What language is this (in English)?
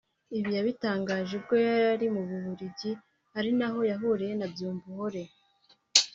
Kinyarwanda